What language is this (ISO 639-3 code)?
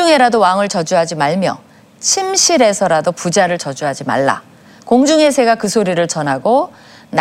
kor